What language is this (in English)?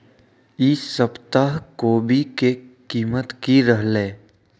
Magahi